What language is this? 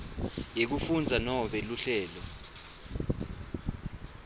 Swati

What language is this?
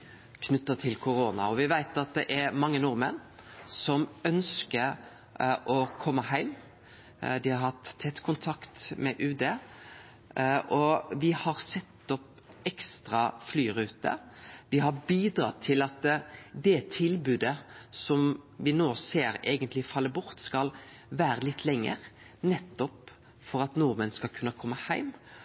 Norwegian Nynorsk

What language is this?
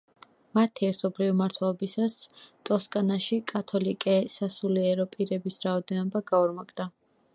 Georgian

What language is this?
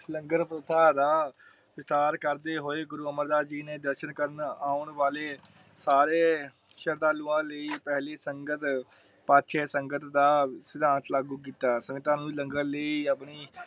Punjabi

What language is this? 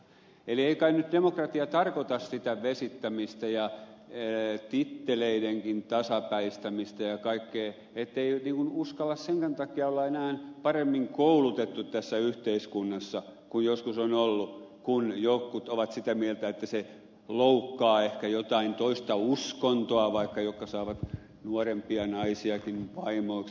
Finnish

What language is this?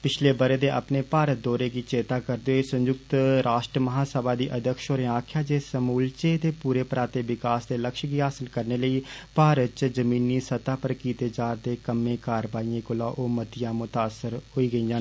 Dogri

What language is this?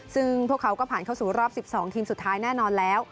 Thai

